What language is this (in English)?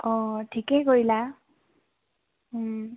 Assamese